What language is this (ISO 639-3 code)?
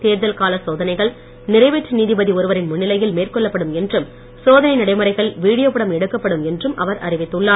tam